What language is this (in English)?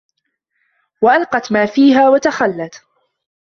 Arabic